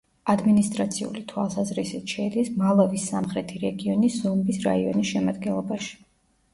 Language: Georgian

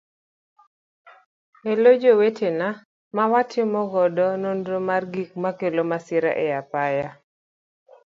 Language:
Luo (Kenya and Tanzania)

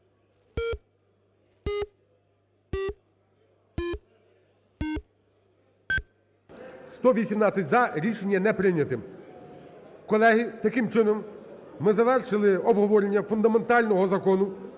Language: Ukrainian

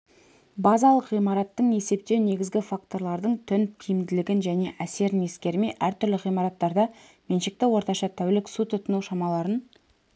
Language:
Kazakh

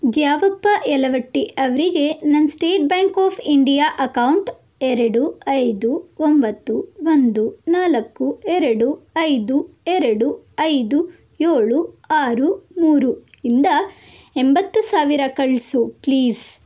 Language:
Kannada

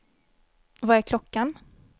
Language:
Swedish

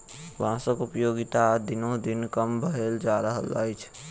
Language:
Maithili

